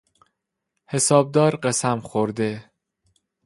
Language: Persian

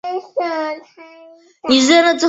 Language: Chinese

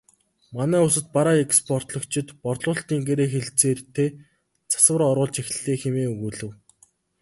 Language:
Mongolian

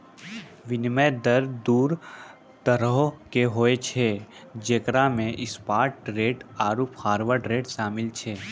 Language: Maithili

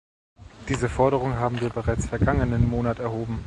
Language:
German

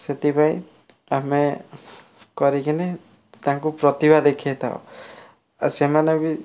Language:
Odia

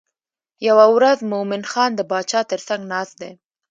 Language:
Pashto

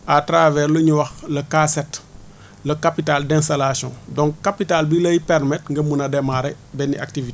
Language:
Wolof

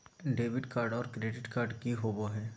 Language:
Magahi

